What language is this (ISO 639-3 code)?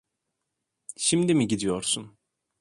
tur